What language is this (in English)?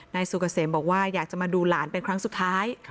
Thai